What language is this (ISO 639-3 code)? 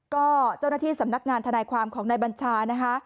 tha